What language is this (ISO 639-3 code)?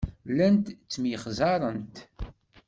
kab